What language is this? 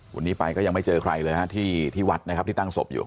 Thai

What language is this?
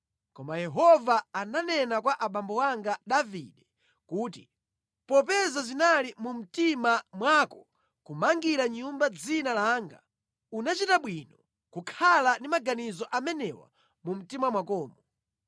Nyanja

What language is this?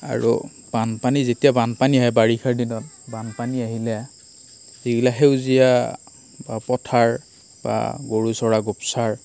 Assamese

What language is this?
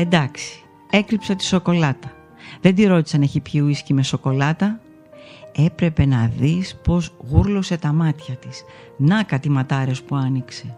Greek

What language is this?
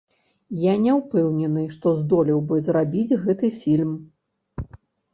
Belarusian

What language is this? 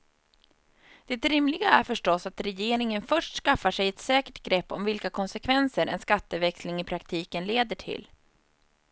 Swedish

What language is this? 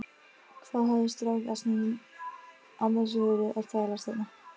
Icelandic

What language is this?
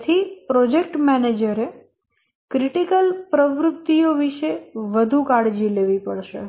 Gujarati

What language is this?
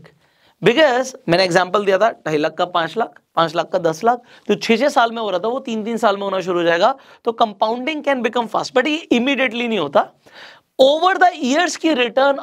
Hindi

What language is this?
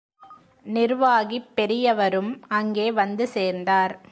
Tamil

